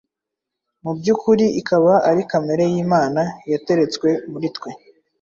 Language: Kinyarwanda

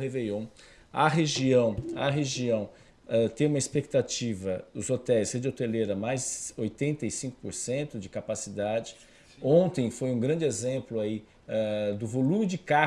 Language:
Portuguese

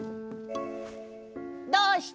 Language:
Japanese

